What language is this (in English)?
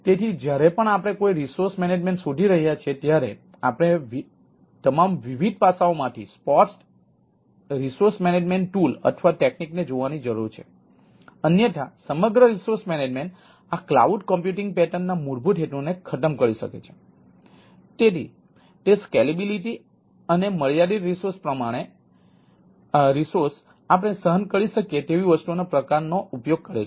Gujarati